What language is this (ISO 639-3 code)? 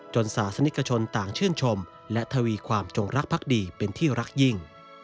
tha